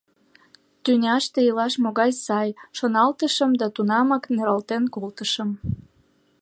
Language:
Mari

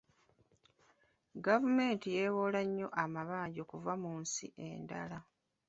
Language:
Ganda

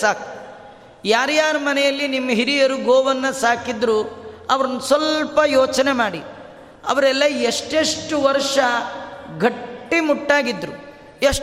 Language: Kannada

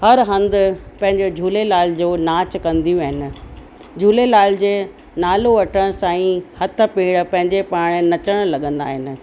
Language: Sindhi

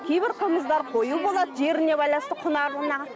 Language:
Kazakh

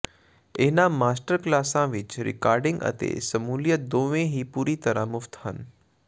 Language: Punjabi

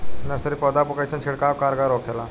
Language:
Bhojpuri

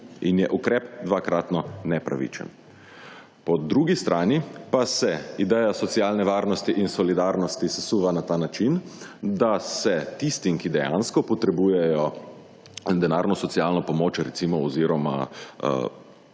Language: Slovenian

